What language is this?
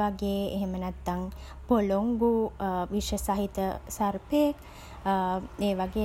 Sinhala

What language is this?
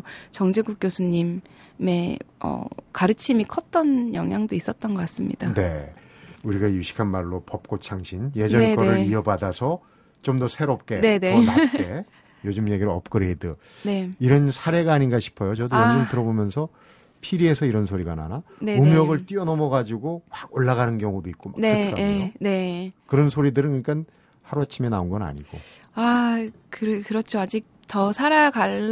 Korean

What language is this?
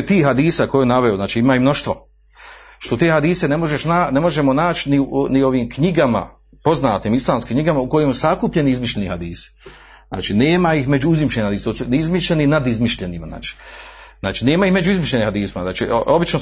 Croatian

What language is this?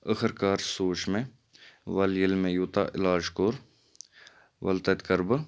Kashmiri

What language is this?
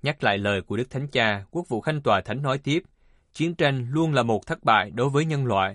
Vietnamese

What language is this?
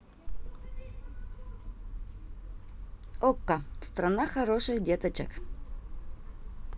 Russian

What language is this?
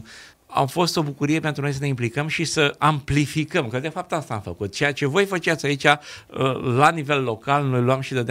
Romanian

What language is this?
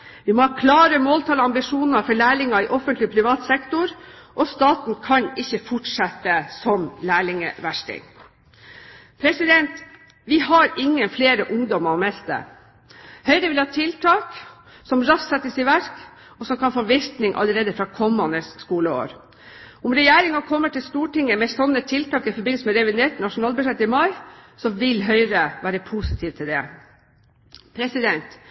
Norwegian Bokmål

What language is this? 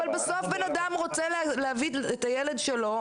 Hebrew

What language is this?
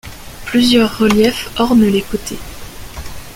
French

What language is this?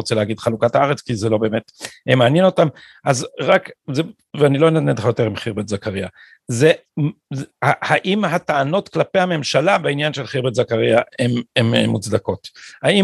Hebrew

